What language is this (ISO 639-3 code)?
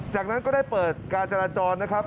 tha